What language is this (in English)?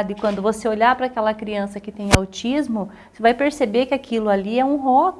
Portuguese